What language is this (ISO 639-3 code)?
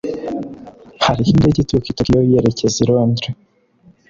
kin